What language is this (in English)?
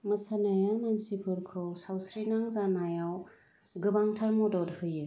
Bodo